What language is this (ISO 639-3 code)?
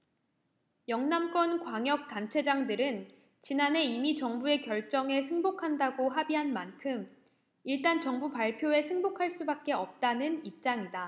kor